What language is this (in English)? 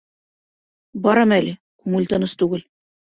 Bashkir